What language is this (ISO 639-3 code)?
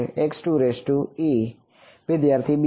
guj